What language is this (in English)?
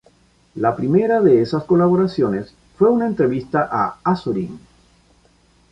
Spanish